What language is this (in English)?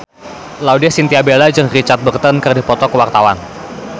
Sundanese